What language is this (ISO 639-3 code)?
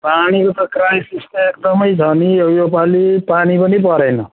nep